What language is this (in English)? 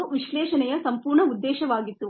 Kannada